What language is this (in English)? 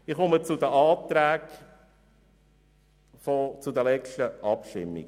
Swiss German